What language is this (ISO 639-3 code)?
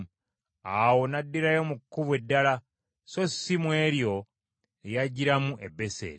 lug